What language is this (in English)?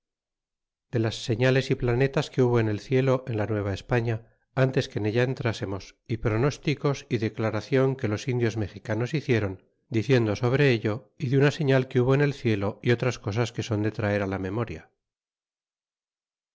Spanish